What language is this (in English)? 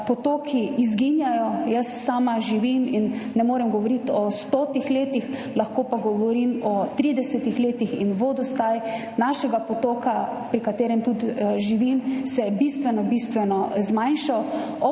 Slovenian